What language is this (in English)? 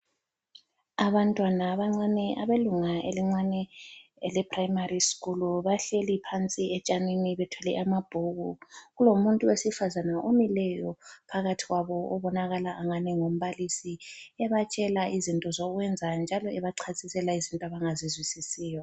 North Ndebele